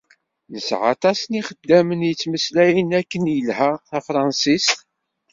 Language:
Kabyle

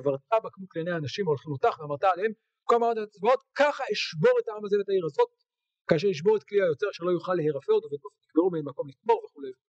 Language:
Hebrew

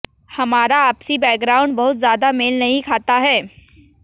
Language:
Hindi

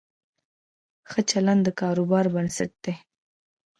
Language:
Pashto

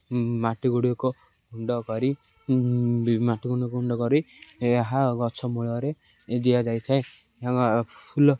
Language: Odia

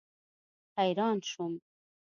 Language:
Pashto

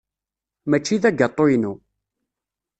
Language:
Kabyle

